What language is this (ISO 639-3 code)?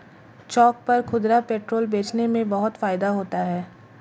hin